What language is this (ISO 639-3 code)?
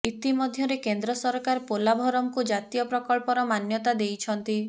ori